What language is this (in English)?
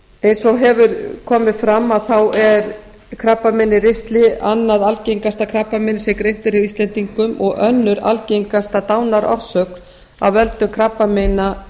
Icelandic